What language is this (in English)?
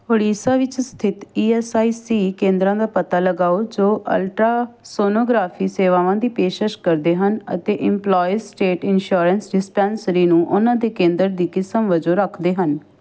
Punjabi